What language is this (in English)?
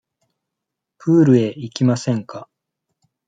Japanese